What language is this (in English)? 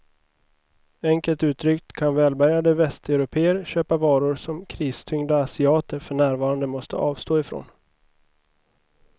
Swedish